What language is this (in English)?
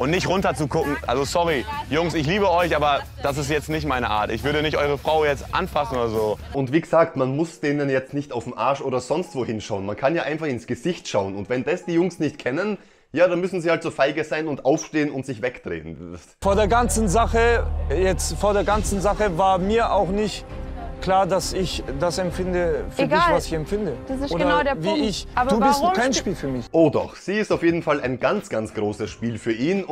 German